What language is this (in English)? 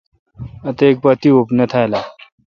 Kalkoti